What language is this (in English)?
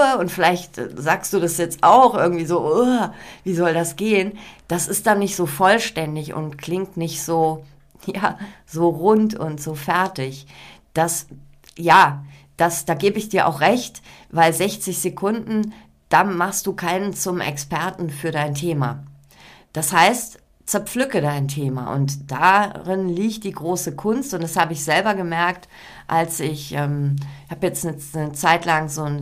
German